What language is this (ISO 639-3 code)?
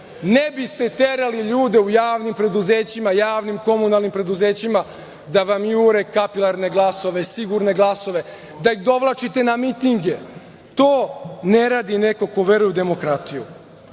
srp